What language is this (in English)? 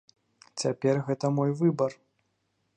Belarusian